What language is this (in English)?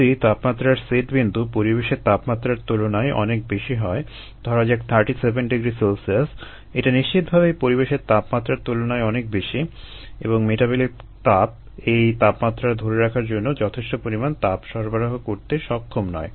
Bangla